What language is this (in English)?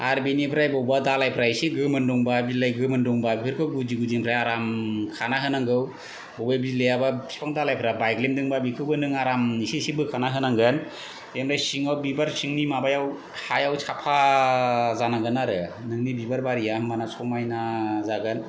Bodo